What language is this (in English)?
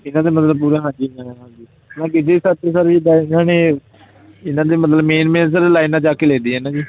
Punjabi